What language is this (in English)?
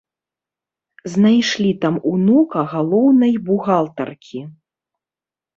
Belarusian